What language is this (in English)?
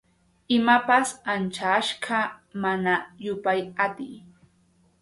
Arequipa-La Unión Quechua